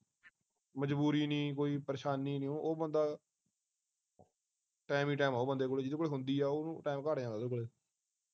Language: Punjabi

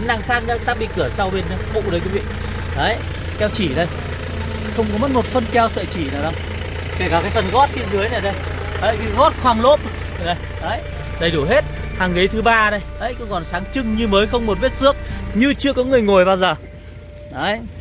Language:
Vietnamese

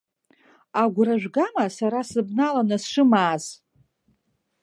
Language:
Abkhazian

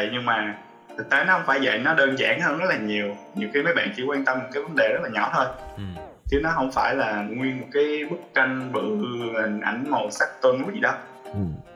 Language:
Vietnamese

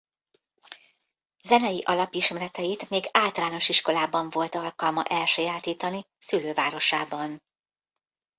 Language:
Hungarian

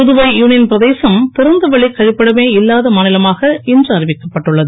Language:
Tamil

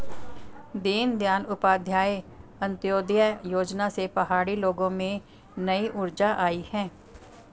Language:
Hindi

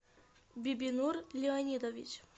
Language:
Russian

